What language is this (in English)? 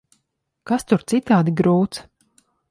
Latvian